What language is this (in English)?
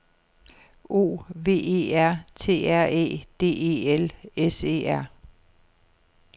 Danish